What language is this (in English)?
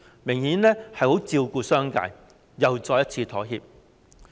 Cantonese